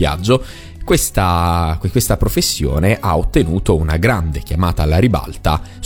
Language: Italian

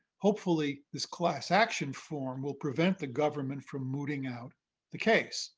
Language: English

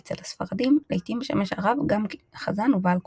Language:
Hebrew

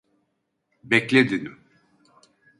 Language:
Turkish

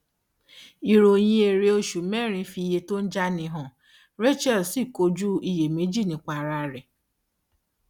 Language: Yoruba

